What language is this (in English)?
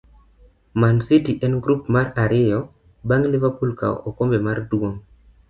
Luo (Kenya and Tanzania)